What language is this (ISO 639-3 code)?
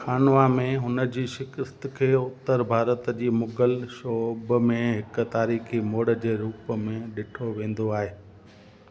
snd